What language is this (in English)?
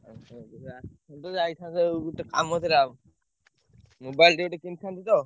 Odia